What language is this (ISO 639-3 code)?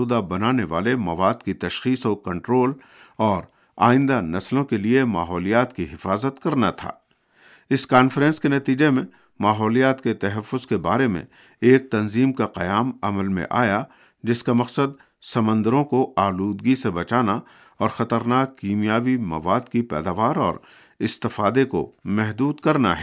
urd